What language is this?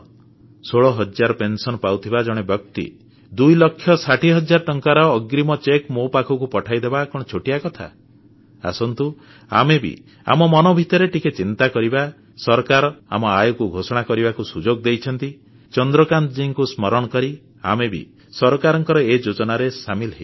Odia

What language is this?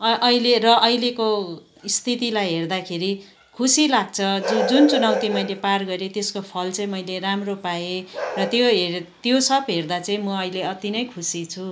Nepali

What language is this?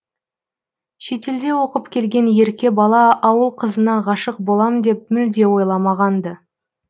Kazakh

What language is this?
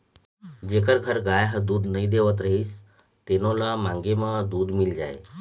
Chhattisgarhi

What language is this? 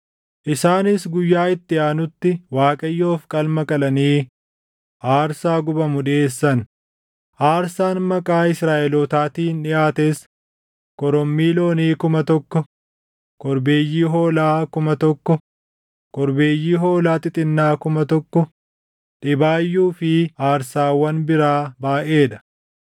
Oromo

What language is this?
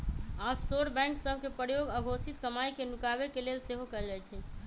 Magahi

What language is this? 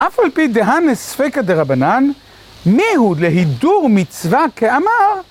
Hebrew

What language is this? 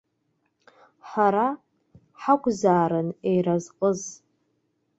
Abkhazian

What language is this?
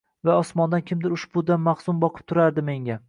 Uzbek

